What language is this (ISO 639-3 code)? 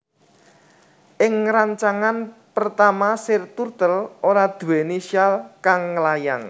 jav